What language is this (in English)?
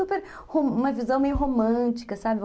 Portuguese